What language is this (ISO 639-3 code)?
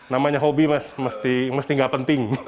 ind